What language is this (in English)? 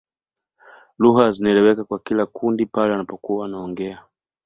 Swahili